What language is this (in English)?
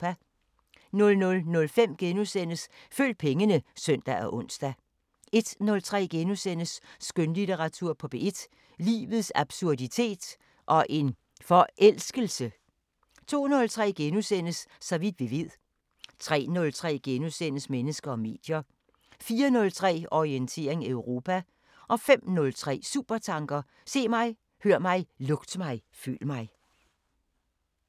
Danish